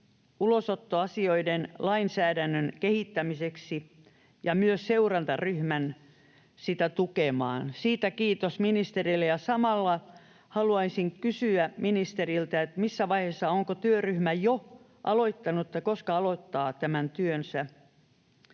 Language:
Finnish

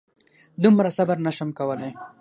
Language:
Pashto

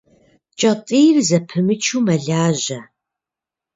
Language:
Kabardian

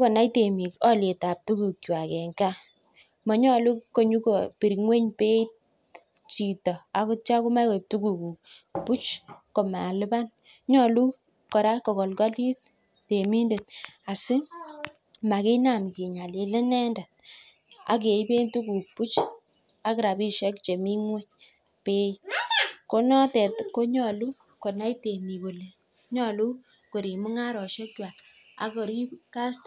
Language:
Kalenjin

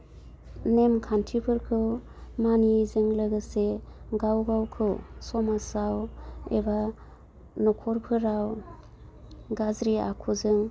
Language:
Bodo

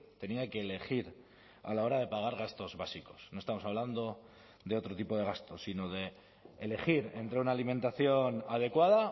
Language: Spanish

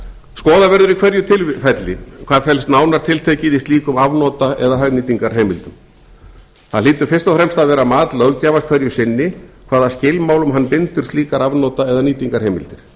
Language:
Icelandic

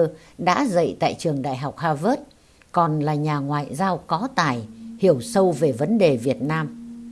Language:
Vietnamese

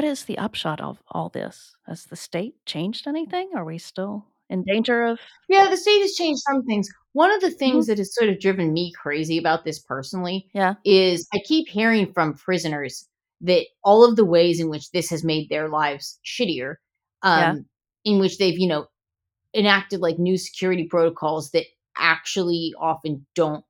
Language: English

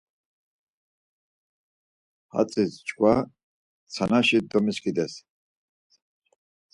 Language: Laz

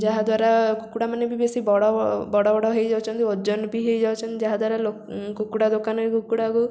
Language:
Odia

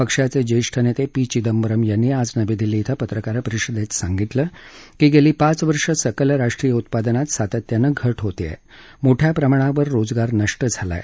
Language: Marathi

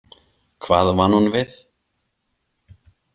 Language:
Icelandic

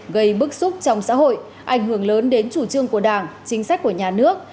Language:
Vietnamese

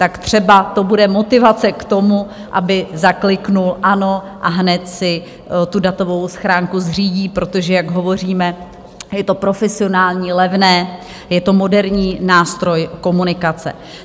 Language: Czech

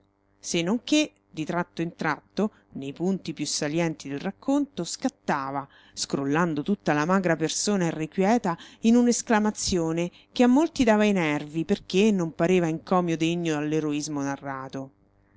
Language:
Italian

